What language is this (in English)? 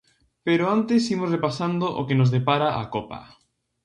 Galician